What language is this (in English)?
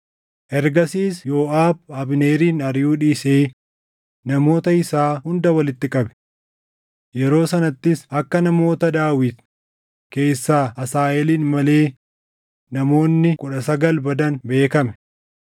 Oromo